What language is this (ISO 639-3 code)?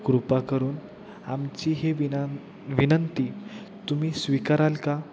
mar